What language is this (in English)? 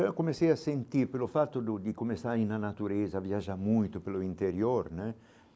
Portuguese